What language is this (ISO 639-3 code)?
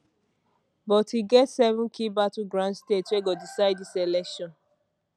pcm